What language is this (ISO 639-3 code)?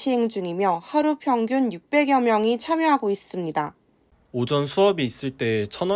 kor